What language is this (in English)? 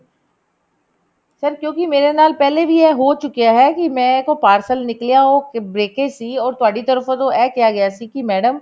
Punjabi